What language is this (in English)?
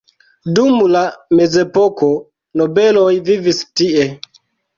Esperanto